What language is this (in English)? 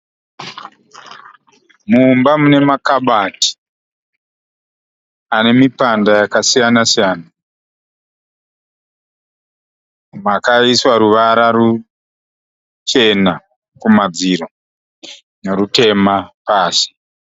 Shona